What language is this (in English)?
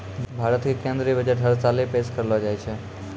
Maithili